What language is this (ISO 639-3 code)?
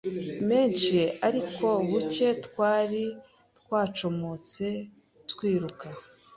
kin